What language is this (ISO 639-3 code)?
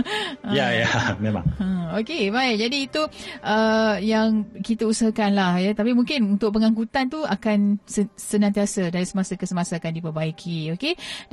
msa